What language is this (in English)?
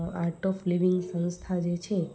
Gujarati